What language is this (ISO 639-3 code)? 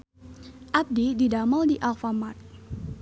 sun